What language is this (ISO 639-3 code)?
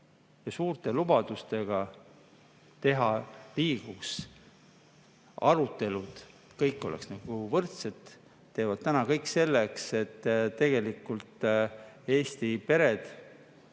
est